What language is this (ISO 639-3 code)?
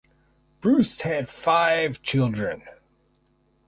eng